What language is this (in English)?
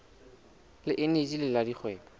Southern Sotho